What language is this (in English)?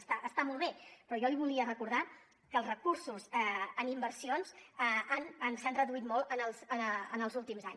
Catalan